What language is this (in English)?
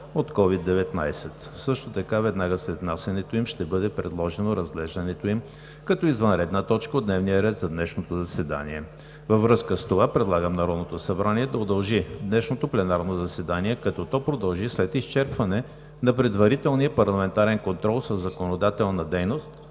Bulgarian